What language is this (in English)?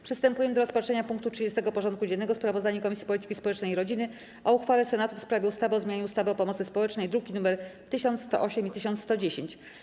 Polish